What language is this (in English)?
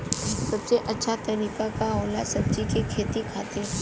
Bhojpuri